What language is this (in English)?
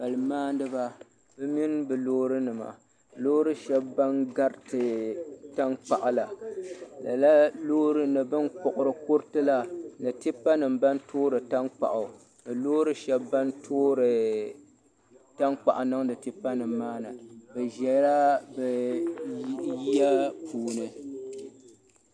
Dagbani